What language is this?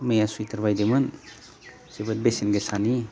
Bodo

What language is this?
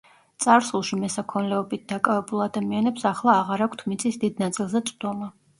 Georgian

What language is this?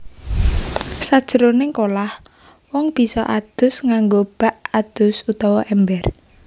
Javanese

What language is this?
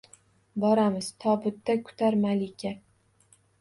Uzbek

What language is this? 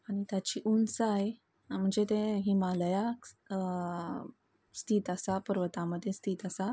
Konkani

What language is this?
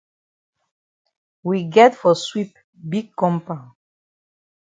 Cameroon Pidgin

